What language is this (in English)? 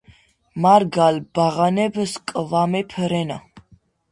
Georgian